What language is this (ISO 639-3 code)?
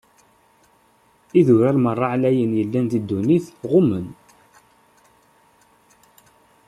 kab